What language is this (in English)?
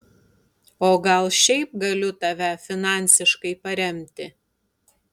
Lithuanian